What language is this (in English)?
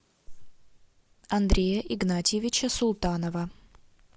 Russian